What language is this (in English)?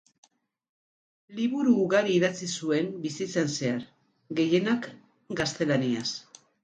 Basque